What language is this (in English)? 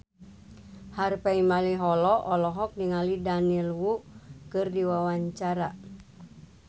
Sundanese